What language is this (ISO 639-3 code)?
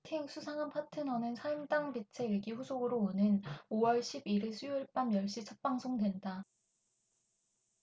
kor